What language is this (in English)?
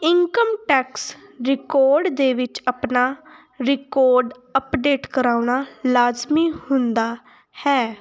Punjabi